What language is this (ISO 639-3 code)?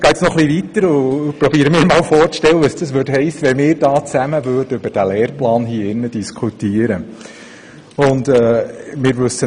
gsw